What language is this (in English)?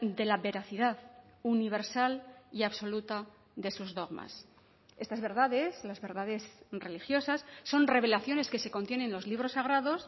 Spanish